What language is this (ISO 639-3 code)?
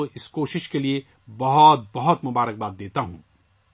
urd